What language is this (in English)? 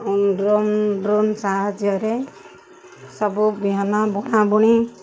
Odia